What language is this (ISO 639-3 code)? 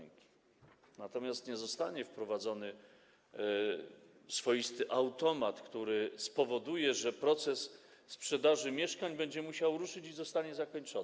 pol